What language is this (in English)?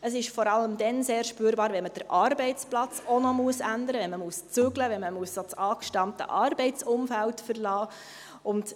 Swiss German